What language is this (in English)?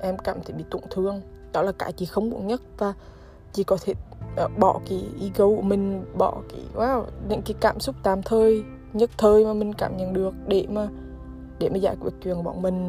Vietnamese